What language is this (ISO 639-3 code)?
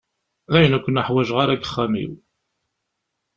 kab